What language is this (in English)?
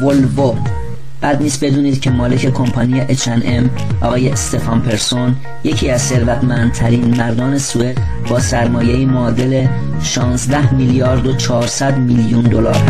Persian